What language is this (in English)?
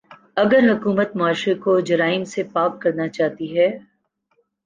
Urdu